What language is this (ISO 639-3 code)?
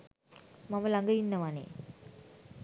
sin